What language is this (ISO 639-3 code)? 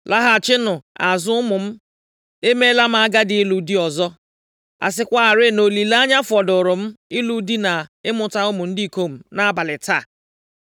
ibo